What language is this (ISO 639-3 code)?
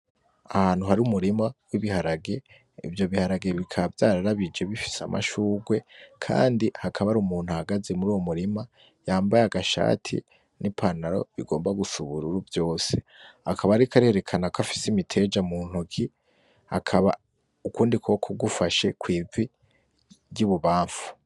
run